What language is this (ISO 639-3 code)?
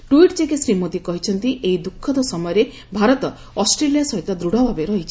ori